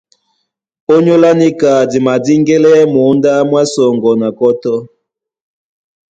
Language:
Duala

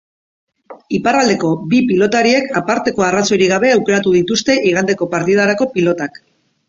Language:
Basque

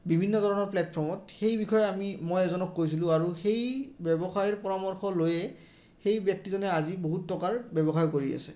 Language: Assamese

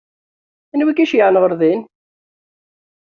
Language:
Kabyle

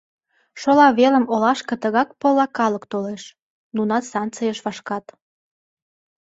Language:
Mari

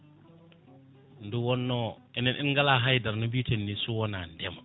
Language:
Fula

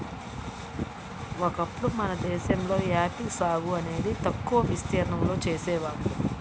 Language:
Telugu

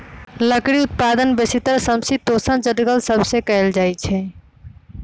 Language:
Magahi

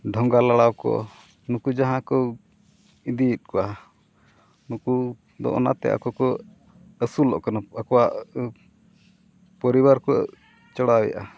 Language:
Santali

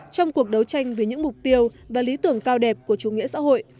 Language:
Vietnamese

